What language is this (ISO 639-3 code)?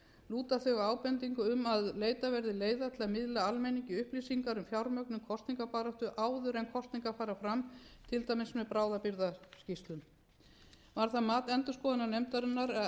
isl